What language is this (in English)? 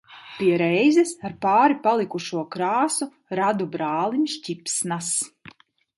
Latvian